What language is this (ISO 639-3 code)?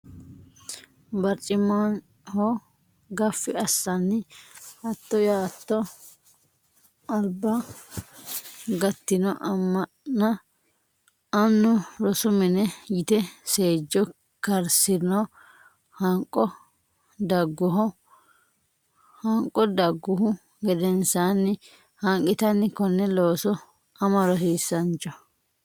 sid